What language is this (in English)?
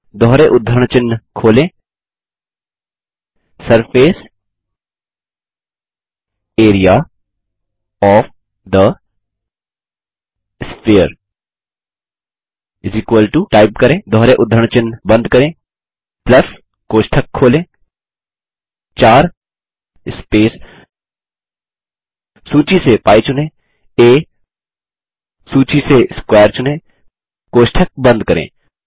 Hindi